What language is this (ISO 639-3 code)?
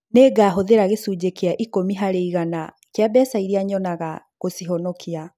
kik